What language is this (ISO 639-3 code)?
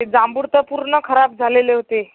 mar